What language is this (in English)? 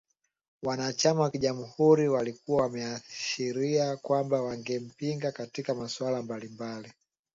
Swahili